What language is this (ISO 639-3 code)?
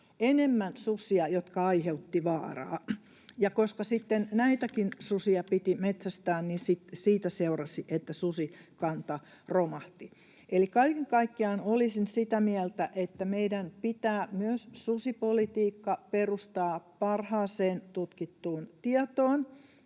fin